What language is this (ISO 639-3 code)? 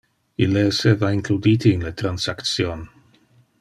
ina